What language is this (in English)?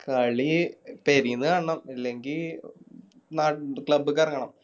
Malayalam